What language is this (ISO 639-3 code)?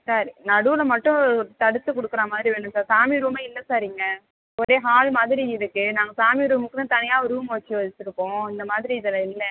tam